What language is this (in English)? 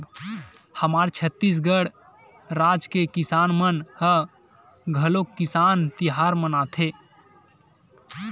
Chhattisgarhi